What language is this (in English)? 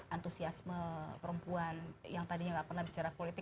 Indonesian